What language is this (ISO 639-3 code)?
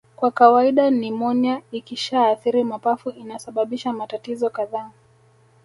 swa